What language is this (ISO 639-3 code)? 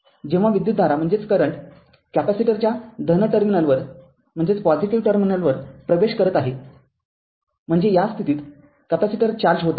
mar